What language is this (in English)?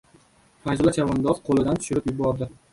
Uzbek